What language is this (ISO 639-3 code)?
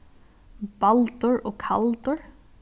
fao